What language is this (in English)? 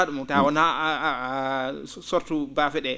Fula